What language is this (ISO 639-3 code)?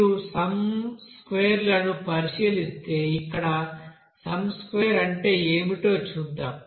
tel